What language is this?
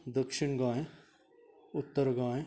Konkani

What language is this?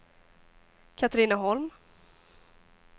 Swedish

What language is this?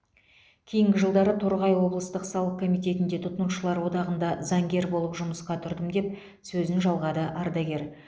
Kazakh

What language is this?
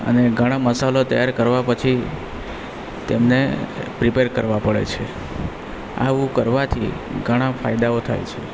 Gujarati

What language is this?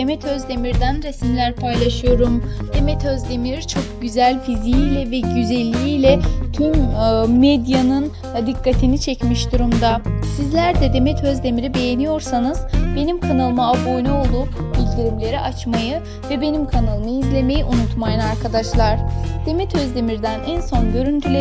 Turkish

